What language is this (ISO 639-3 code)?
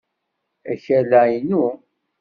kab